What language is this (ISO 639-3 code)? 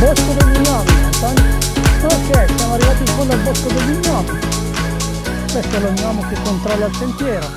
ita